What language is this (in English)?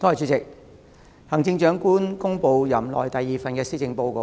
Cantonese